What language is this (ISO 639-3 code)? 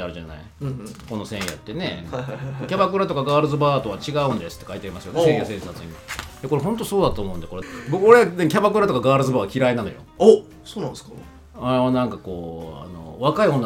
jpn